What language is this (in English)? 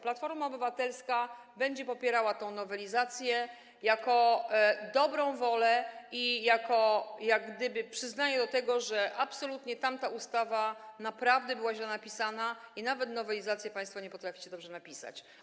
Polish